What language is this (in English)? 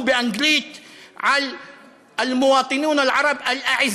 Hebrew